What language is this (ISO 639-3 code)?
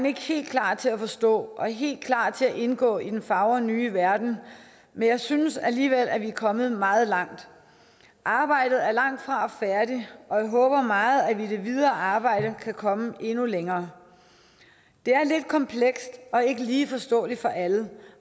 dan